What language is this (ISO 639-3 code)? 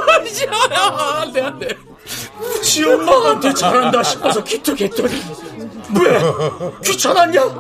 kor